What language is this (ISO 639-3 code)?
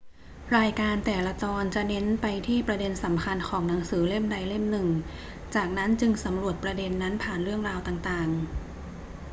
tha